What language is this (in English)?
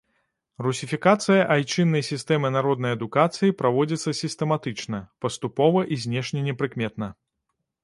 Belarusian